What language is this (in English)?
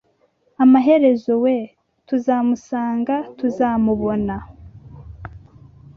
Kinyarwanda